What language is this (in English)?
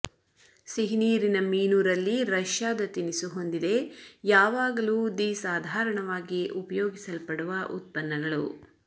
Kannada